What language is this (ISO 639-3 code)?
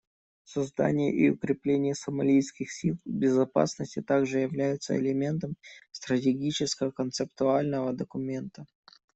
rus